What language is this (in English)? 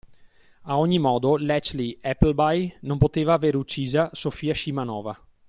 Italian